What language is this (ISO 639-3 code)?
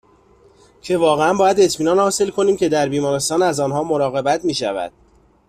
fas